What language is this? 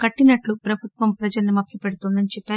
Telugu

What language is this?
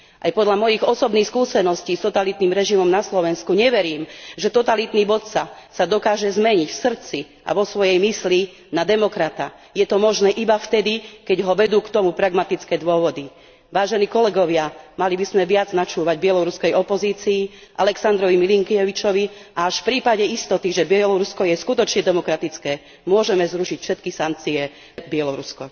Slovak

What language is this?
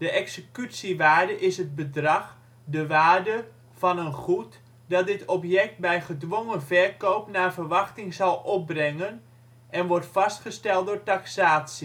Dutch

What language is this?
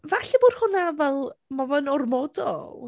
Welsh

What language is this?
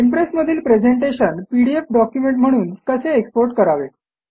Marathi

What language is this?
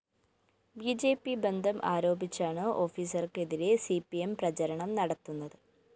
Malayalam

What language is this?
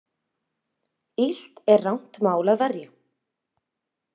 Icelandic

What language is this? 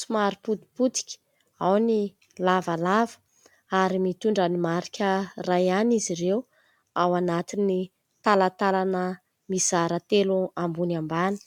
Malagasy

